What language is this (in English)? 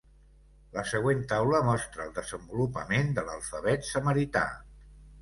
Catalan